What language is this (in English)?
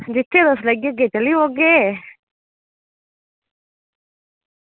Dogri